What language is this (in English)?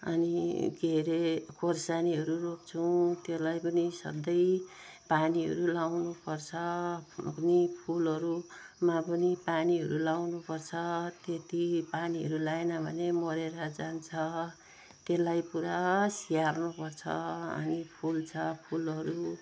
Nepali